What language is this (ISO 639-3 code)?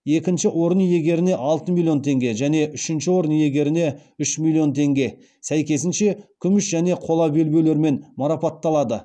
kaz